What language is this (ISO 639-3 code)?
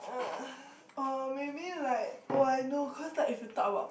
eng